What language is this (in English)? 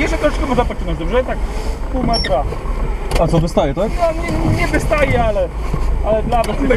Polish